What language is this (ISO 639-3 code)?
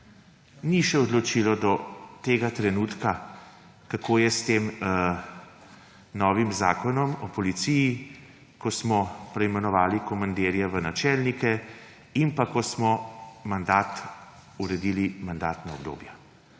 slv